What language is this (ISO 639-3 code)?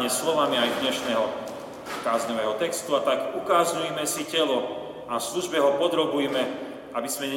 slk